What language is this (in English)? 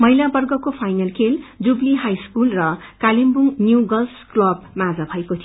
Nepali